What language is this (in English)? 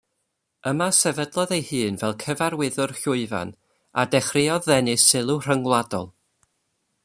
Welsh